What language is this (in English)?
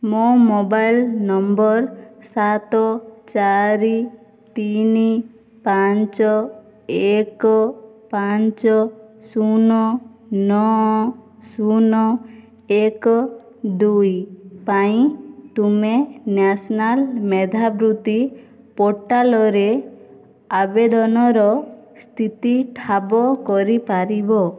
Odia